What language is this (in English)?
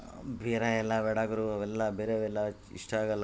Kannada